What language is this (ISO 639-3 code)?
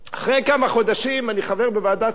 heb